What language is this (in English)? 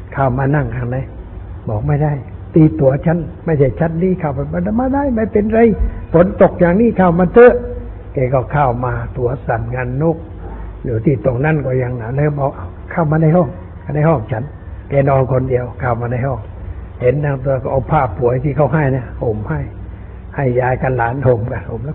Thai